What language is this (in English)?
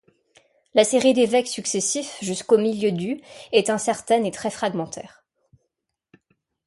French